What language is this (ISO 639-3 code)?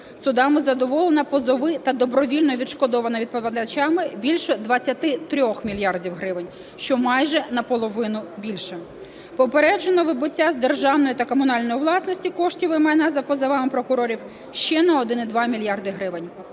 ukr